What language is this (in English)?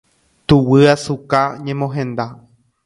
Guarani